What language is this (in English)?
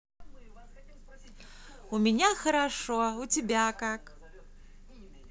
Russian